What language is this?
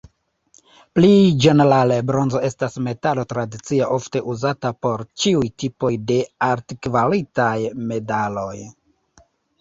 Esperanto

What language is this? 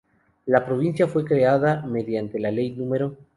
Spanish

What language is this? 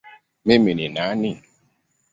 Swahili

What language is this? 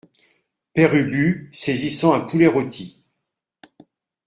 French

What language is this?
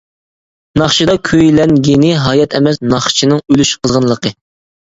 Uyghur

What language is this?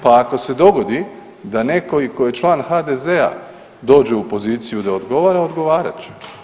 Croatian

